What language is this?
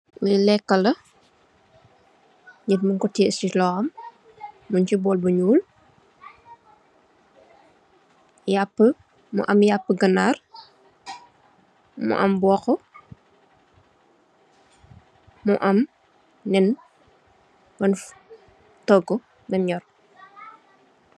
Wolof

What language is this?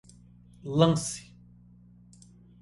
Portuguese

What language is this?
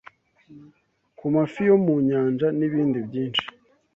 Kinyarwanda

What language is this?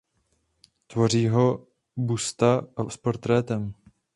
Czech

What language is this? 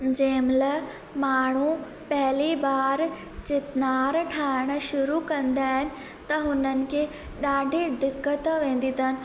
Sindhi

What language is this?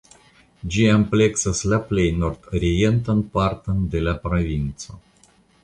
Esperanto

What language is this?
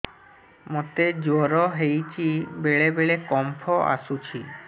Odia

